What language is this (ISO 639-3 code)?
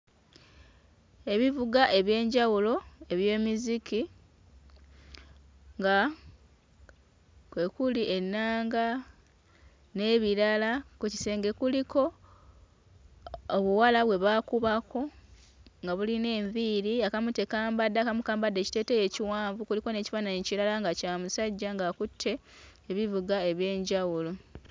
lug